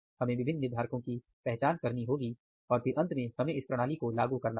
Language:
Hindi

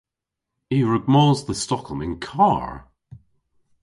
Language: Cornish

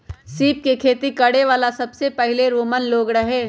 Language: Magahi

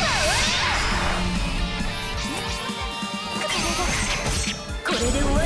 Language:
Japanese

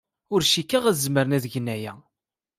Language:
Kabyle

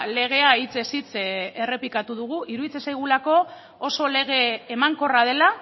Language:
Basque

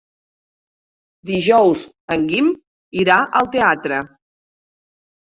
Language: Catalan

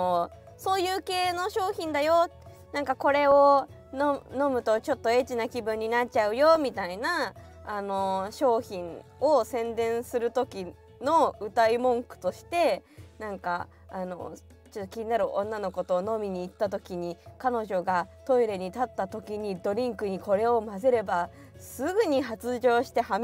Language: Japanese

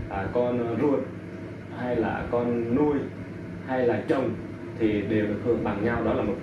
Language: Vietnamese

